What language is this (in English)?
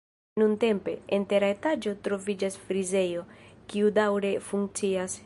Esperanto